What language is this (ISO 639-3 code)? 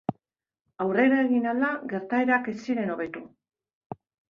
eus